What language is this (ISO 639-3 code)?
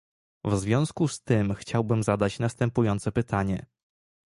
pol